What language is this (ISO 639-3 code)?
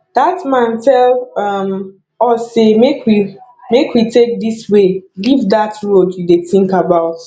pcm